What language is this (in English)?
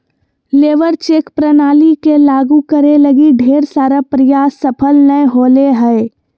Magahi